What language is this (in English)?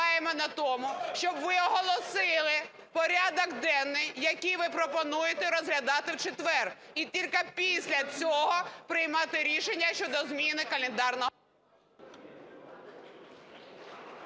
Ukrainian